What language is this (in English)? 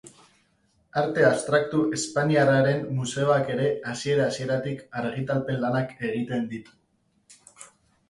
Basque